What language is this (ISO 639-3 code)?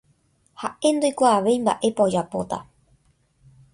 grn